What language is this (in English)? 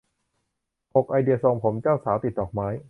Thai